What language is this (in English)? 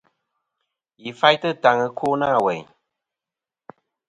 Kom